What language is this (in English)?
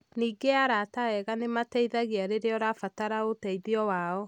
Kikuyu